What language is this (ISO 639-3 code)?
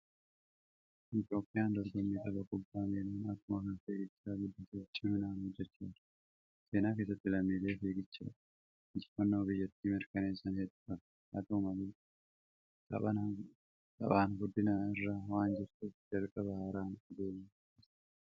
orm